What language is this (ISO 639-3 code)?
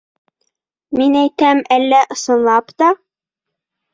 bak